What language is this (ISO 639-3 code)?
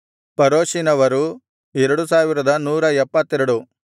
kan